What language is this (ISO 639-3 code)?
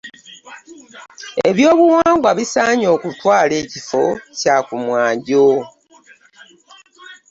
lug